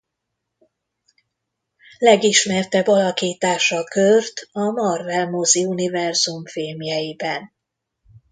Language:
Hungarian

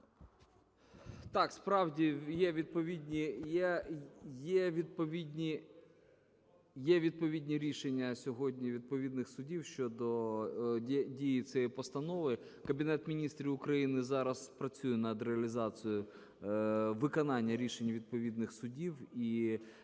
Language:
Ukrainian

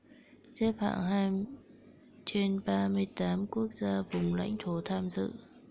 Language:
Vietnamese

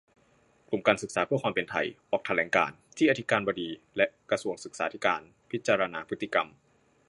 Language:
Thai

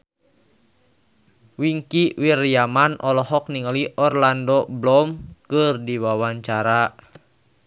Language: Sundanese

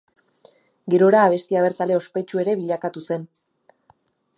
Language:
Basque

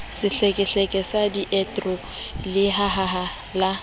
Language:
Southern Sotho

